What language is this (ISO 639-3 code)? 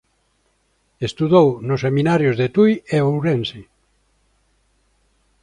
glg